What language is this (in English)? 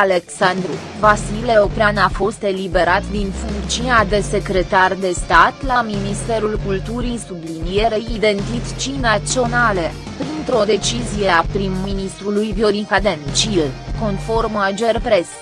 Romanian